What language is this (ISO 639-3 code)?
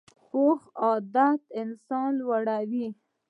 pus